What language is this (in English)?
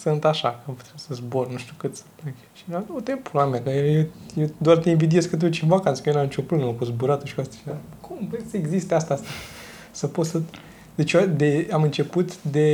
Romanian